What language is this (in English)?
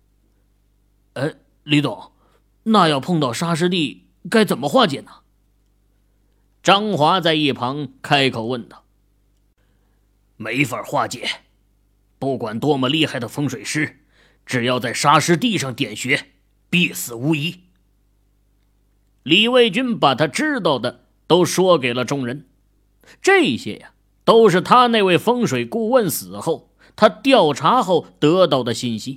Chinese